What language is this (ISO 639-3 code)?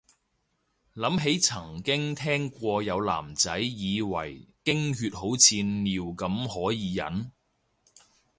yue